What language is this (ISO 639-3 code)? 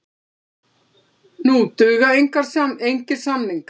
isl